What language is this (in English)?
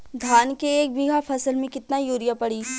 Bhojpuri